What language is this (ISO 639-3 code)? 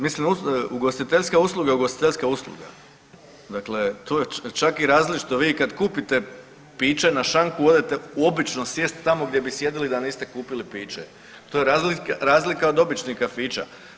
hrv